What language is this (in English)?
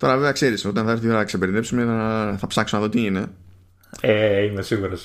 Greek